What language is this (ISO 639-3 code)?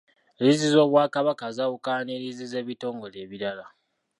lug